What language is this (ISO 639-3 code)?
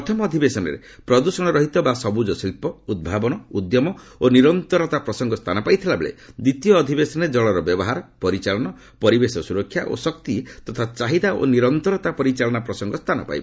ori